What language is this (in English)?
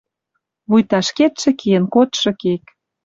Western Mari